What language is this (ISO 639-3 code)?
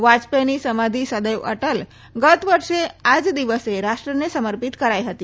guj